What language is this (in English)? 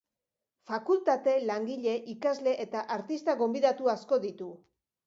Basque